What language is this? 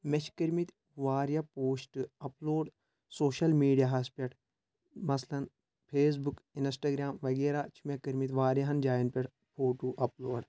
Kashmiri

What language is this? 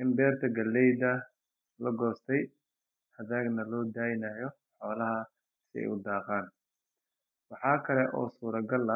Somali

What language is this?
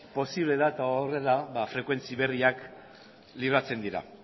Basque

